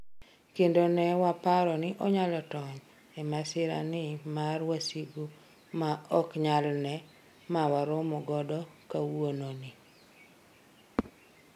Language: Luo (Kenya and Tanzania)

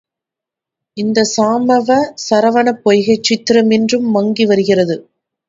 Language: Tamil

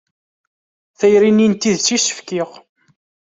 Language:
Kabyle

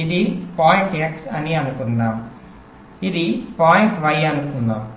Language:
Telugu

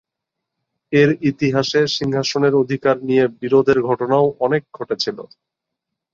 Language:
Bangla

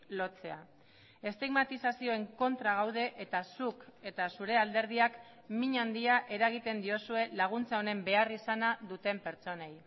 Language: Basque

